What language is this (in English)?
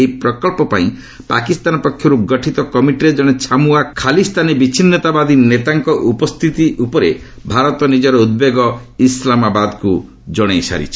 Odia